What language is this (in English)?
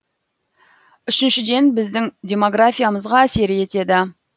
Kazakh